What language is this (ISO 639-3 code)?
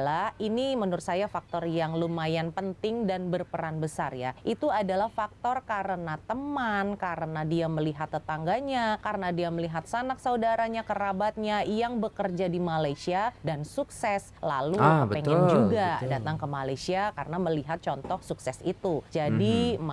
ind